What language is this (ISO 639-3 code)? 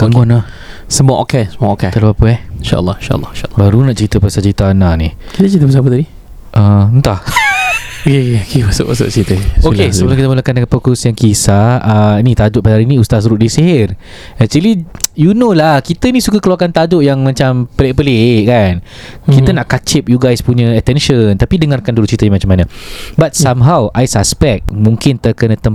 msa